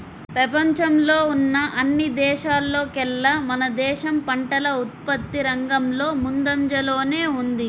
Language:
Telugu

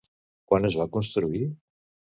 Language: Catalan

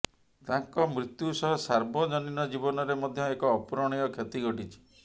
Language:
Odia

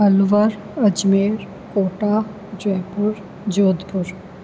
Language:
Sindhi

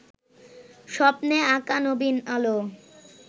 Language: Bangla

